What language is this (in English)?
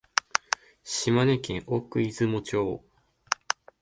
Japanese